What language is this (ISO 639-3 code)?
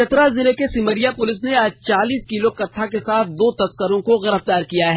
hin